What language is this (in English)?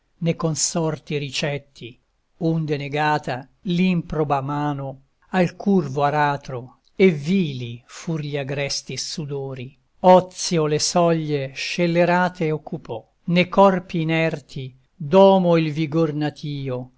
Italian